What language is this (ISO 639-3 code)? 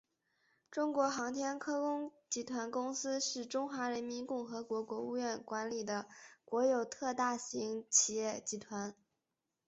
zho